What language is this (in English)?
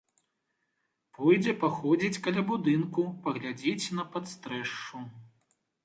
Belarusian